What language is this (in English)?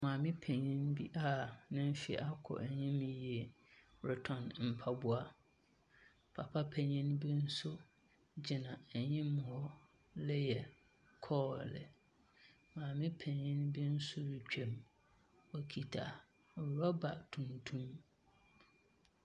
Akan